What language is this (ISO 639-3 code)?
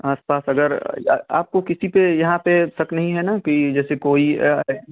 hin